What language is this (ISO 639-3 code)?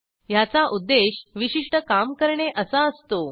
mar